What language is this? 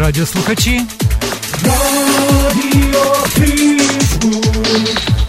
Ukrainian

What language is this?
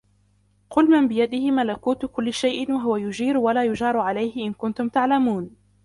Arabic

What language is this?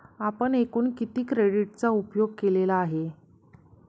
Marathi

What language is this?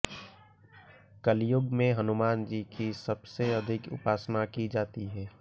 Hindi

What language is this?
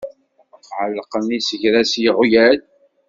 Kabyle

